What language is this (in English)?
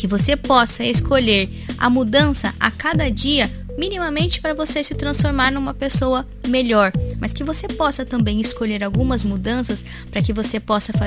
Portuguese